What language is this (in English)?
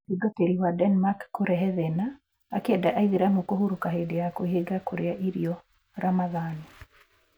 Kikuyu